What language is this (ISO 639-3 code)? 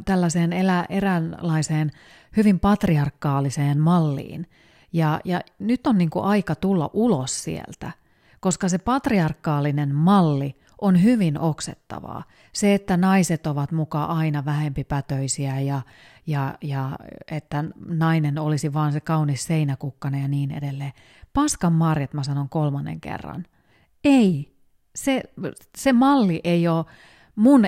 fin